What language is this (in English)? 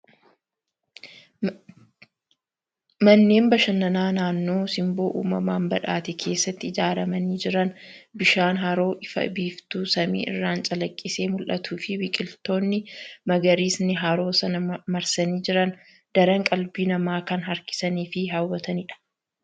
Oromo